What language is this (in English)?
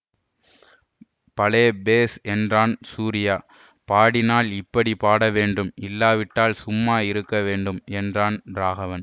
Tamil